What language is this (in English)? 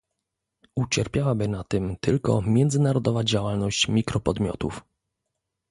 Polish